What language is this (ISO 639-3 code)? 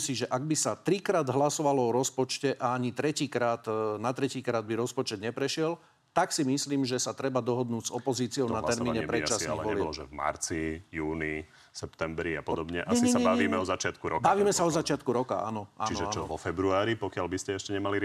slk